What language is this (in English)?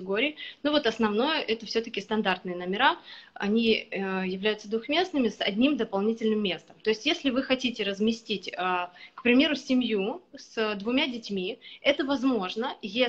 Russian